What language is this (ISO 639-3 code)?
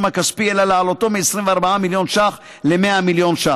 heb